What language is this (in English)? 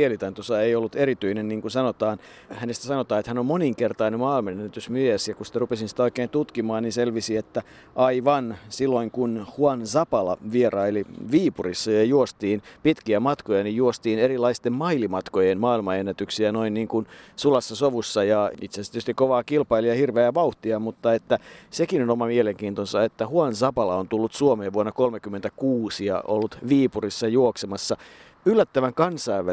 Finnish